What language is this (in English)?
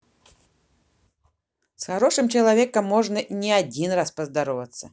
Russian